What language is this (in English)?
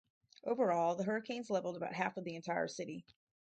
English